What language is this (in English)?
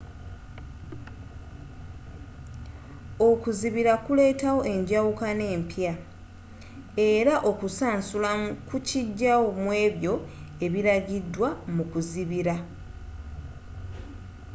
Ganda